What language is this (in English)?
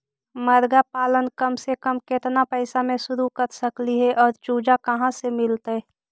Magahi